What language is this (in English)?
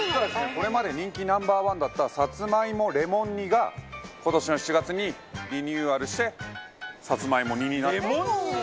Japanese